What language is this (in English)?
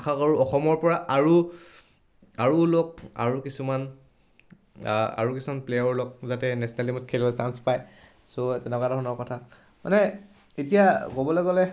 Assamese